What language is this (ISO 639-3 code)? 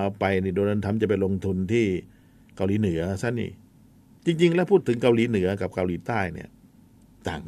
tha